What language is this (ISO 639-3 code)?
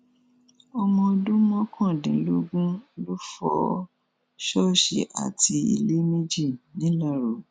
yor